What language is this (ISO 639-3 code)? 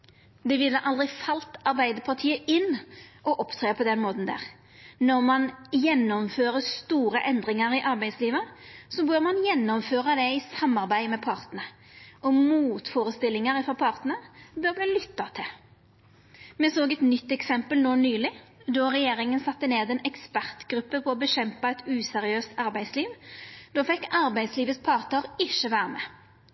nno